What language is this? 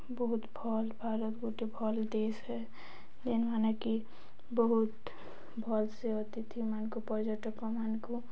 Odia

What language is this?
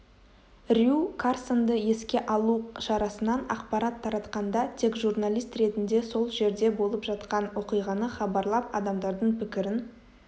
Kazakh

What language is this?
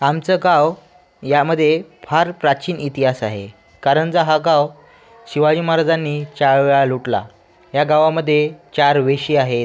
Marathi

